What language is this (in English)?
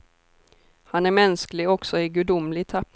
Swedish